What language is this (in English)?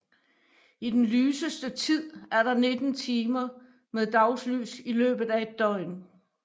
Danish